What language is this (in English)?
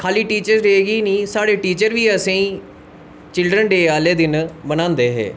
Dogri